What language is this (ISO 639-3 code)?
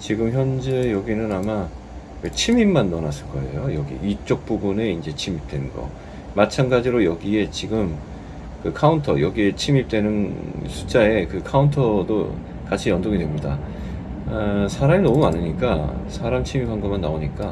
kor